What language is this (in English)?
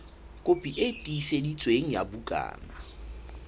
Southern Sotho